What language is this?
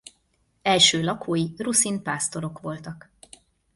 Hungarian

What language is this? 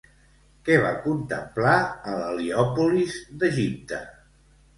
Catalan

